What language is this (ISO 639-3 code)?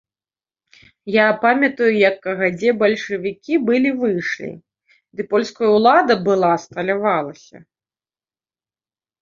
bel